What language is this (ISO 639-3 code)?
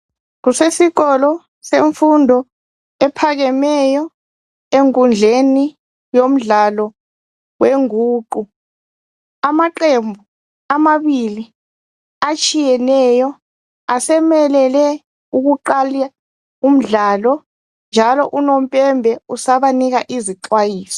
nde